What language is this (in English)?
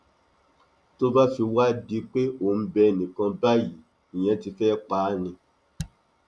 Yoruba